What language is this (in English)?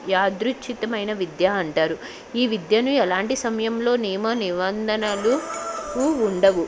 Telugu